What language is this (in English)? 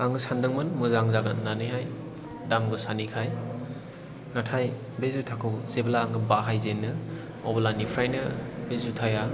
Bodo